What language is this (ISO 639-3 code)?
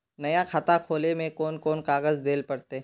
mag